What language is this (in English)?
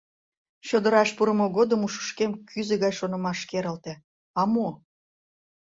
Mari